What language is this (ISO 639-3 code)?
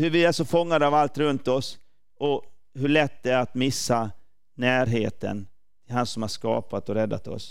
swe